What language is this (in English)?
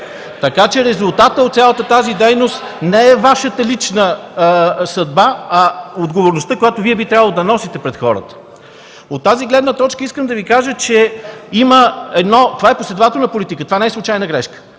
Bulgarian